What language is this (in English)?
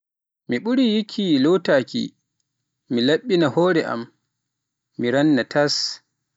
Pular